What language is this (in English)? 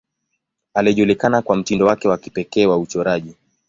Swahili